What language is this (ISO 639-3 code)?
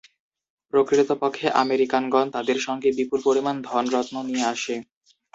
ben